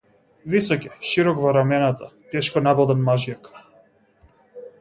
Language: Macedonian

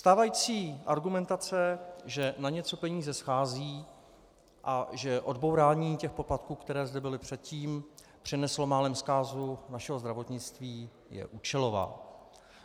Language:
Czech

